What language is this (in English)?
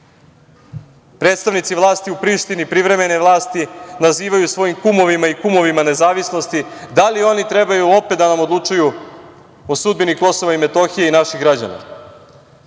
Serbian